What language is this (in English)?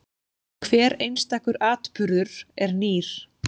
Icelandic